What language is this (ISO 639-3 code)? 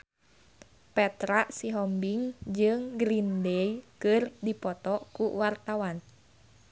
sun